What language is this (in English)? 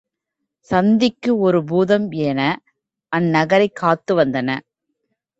Tamil